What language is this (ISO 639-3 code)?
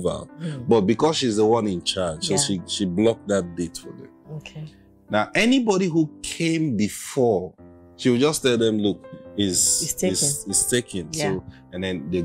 eng